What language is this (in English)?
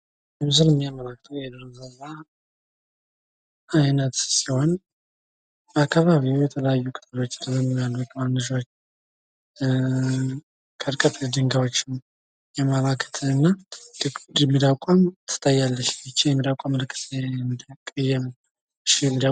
Amharic